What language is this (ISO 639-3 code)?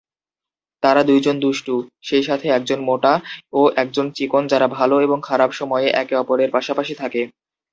ben